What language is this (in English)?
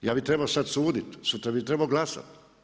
Croatian